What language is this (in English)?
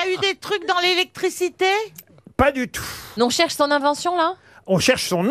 French